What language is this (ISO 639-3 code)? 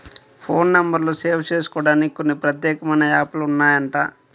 tel